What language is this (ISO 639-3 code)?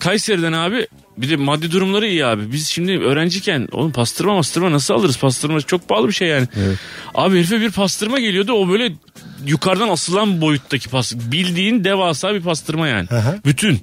tur